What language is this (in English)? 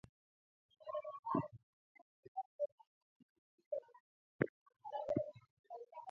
Swahili